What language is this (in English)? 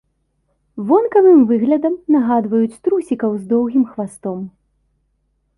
Belarusian